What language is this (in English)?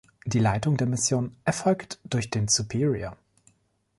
German